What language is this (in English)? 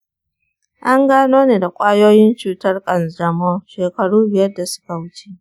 Hausa